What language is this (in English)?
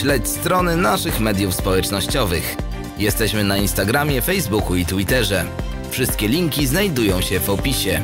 Polish